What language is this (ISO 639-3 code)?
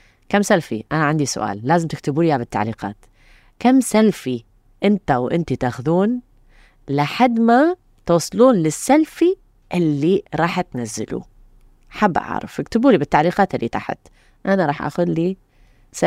ara